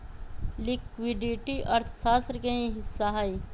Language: Magahi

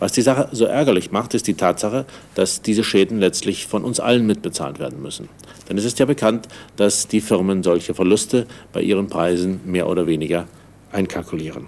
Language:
German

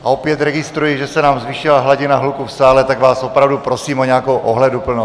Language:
Czech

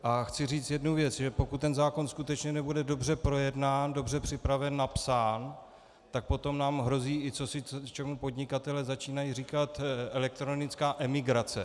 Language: Czech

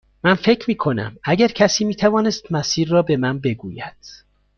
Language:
Persian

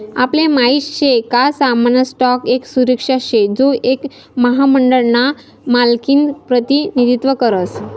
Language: Marathi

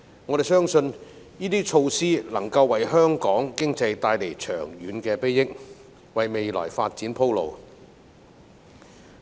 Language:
Cantonese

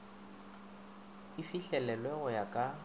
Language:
Northern Sotho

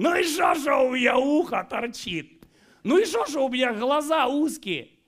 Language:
Russian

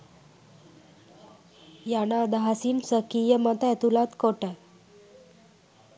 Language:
Sinhala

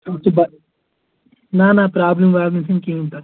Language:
Kashmiri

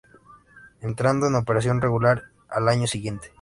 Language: Spanish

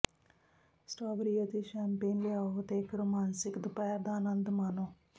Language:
Punjabi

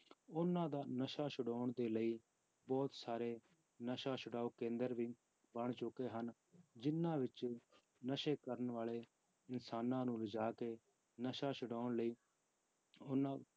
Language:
Punjabi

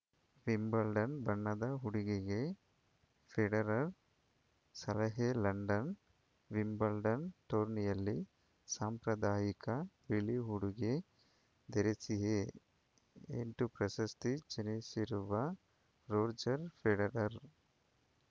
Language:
Kannada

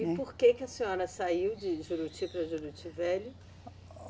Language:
Portuguese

